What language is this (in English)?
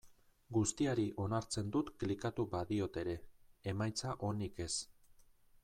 Basque